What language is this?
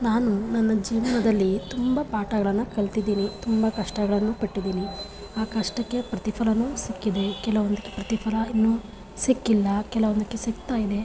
Kannada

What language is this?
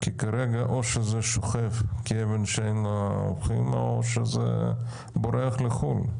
Hebrew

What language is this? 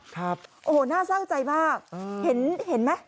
Thai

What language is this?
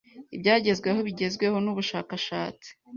Kinyarwanda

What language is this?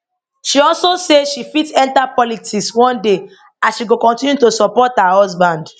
Nigerian Pidgin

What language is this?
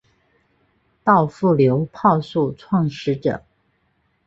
Chinese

